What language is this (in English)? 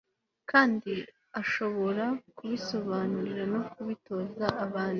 Kinyarwanda